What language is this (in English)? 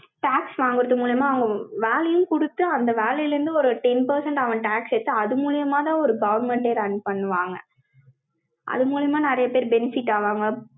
Tamil